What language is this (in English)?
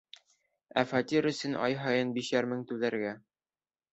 Bashkir